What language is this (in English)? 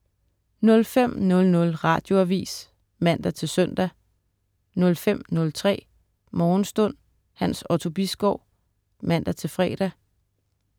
Danish